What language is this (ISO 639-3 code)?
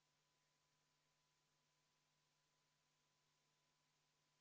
est